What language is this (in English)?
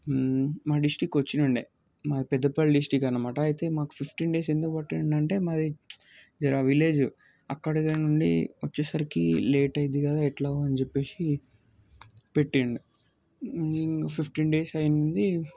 Telugu